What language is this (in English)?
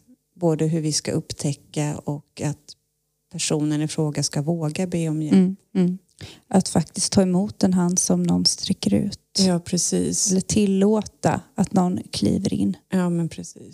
Swedish